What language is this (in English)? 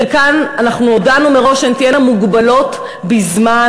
Hebrew